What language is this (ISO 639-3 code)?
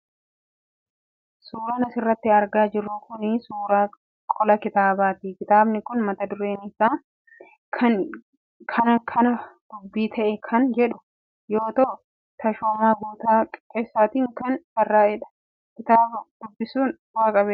orm